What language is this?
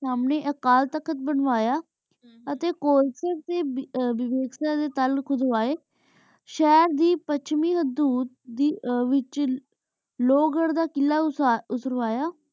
Punjabi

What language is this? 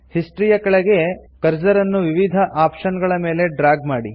Kannada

